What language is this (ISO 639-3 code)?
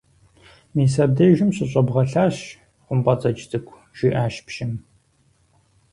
kbd